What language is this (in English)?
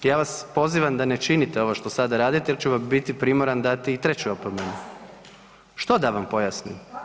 Croatian